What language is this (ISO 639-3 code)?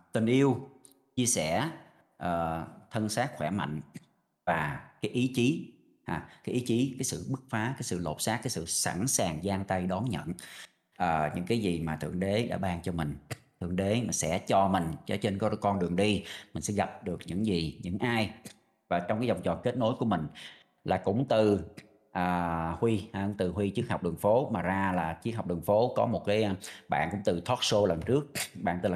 vie